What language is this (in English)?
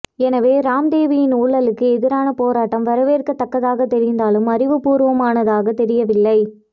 Tamil